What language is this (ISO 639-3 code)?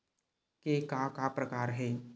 hne